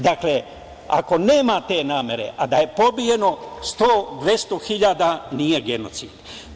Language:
Serbian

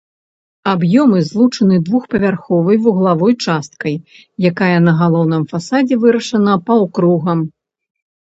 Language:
Belarusian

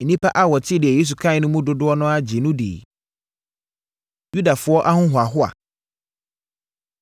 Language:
Akan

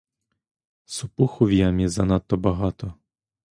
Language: Ukrainian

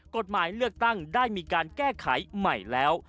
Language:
Thai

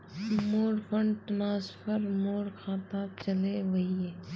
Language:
Magahi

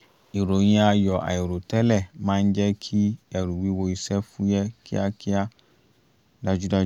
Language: Yoruba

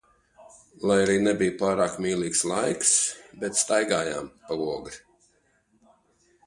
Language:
Latvian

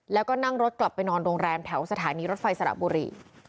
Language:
Thai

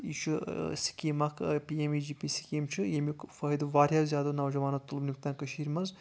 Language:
Kashmiri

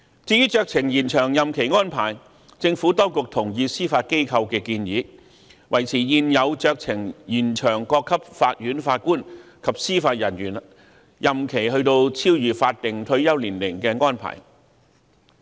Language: Cantonese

